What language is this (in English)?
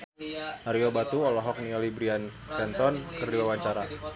Sundanese